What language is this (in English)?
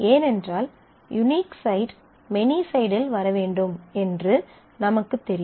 Tamil